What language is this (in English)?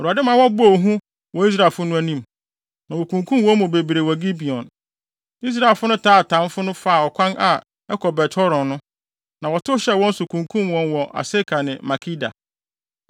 Akan